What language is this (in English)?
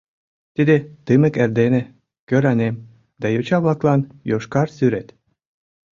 Mari